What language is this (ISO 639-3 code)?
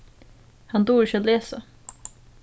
fao